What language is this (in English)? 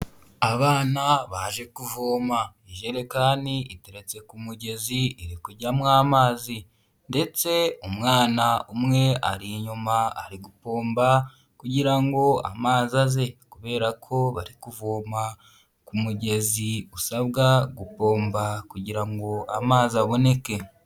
Kinyarwanda